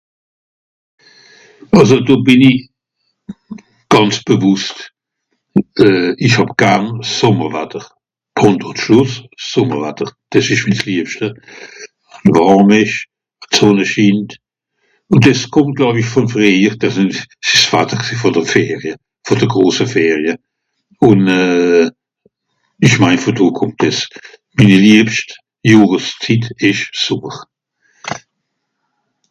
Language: Swiss German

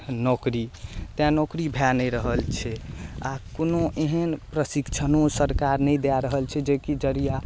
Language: Maithili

